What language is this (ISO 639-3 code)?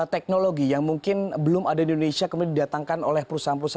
ind